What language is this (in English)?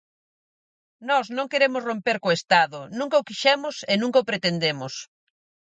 Galician